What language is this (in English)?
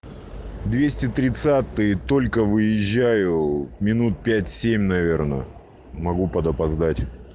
Russian